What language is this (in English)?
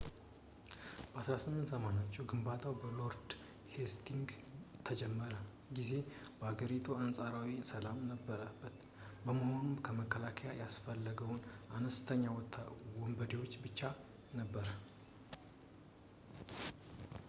Amharic